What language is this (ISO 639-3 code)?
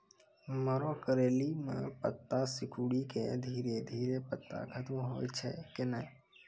mai